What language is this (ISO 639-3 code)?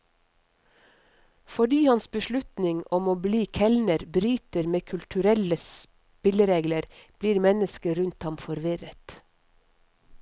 nor